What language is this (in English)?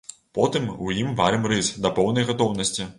Belarusian